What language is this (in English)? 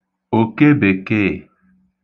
Igbo